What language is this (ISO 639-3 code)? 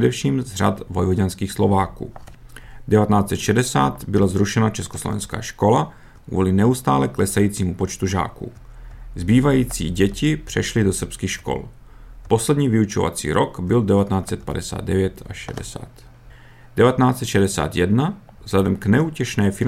ces